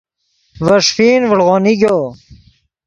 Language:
Yidgha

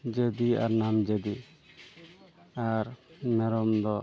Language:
Santali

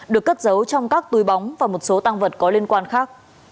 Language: Vietnamese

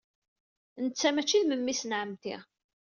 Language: Kabyle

